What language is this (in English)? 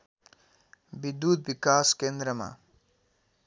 Nepali